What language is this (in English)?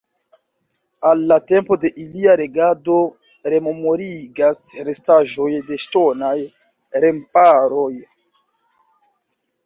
Esperanto